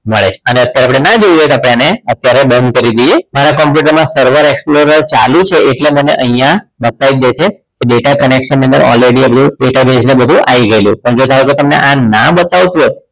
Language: Gujarati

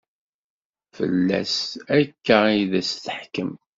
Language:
Kabyle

